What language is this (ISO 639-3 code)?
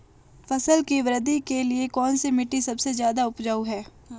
hin